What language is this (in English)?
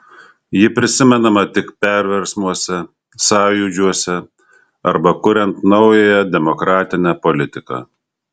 Lithuanian